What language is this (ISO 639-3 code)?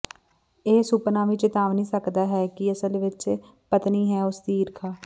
pan